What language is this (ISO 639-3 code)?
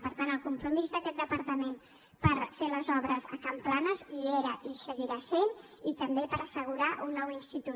cat